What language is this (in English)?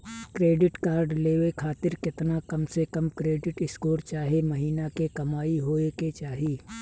Bhojpuri